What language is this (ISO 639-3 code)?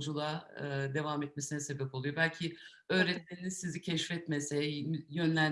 tur